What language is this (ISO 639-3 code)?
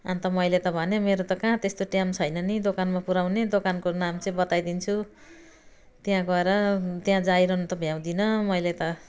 nep